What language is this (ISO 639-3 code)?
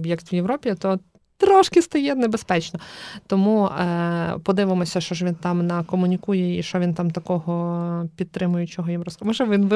ukr